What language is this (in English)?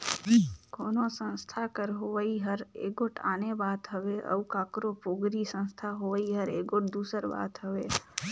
Chhattisgarhi